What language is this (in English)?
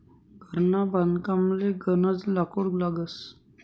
Marathi